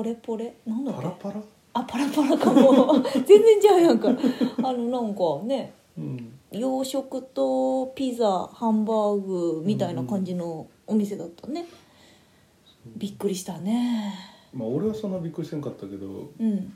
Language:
Japanese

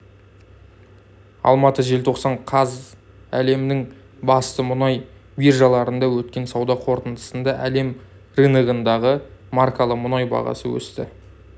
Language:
Kazakh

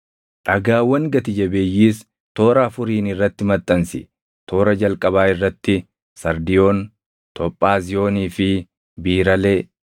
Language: Oromo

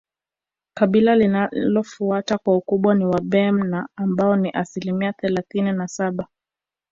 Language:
Swahili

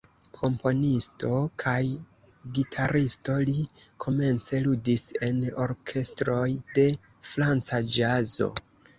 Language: Esperanto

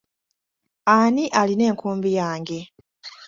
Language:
Ganda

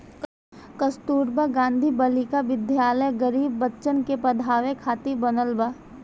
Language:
Bhojpuri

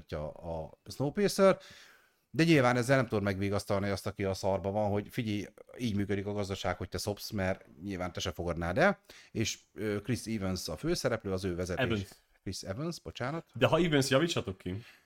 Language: Hungarian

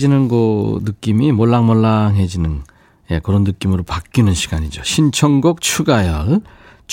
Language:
Korean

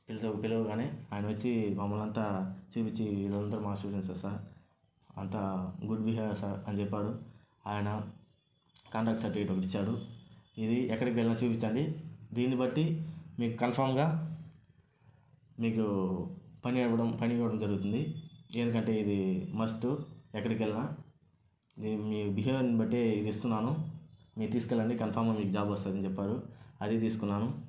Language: Telugu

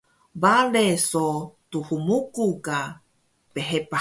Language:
Taroko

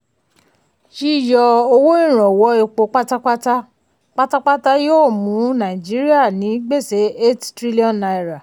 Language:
Yoruba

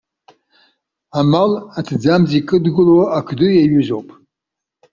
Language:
Abkhazian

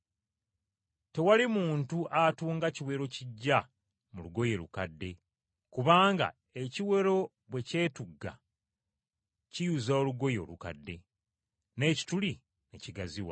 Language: Ganda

